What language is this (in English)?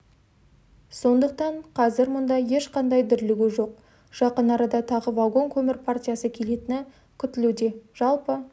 Kazakh